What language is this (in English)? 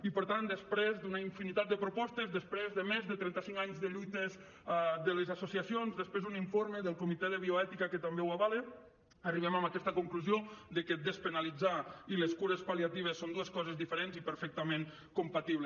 Catalan